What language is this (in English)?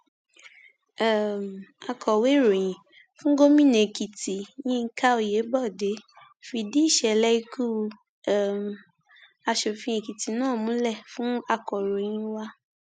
Yoruba